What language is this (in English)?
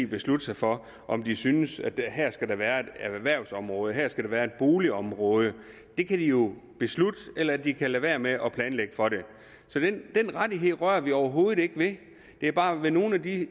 Danish